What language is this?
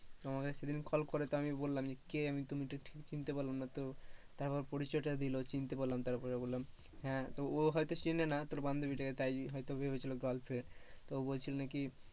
Bangla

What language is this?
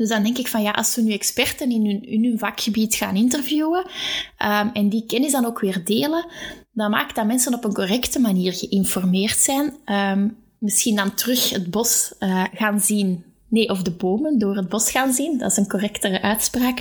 Dutch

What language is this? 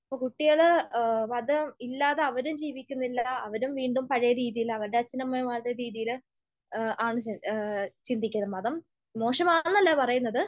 Malayalam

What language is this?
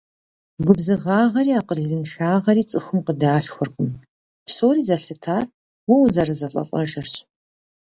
Kabardian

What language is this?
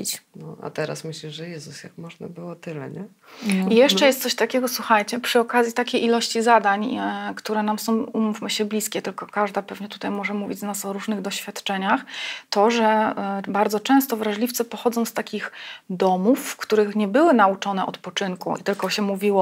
Polish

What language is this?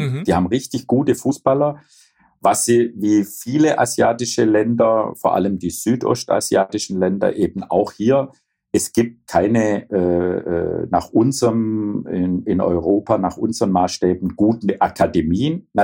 German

